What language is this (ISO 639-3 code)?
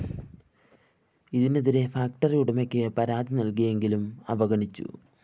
mal